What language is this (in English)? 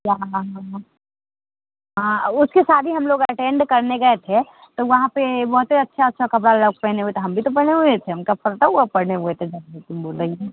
Hindi